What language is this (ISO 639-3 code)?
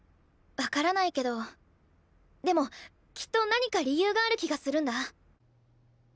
jpn